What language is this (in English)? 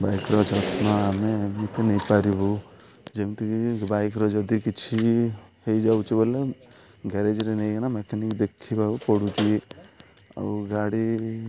Odia